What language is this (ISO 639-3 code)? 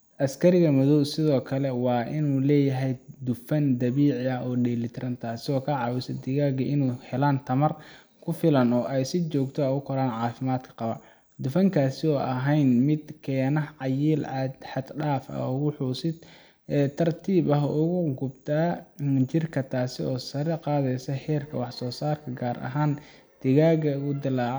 som